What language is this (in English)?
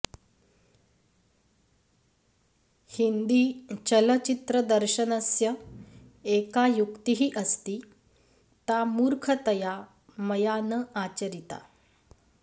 Sanskrit